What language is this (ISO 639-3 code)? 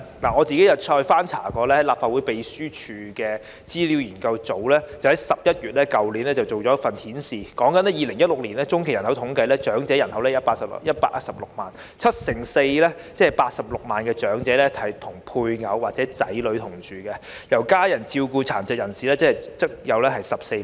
yue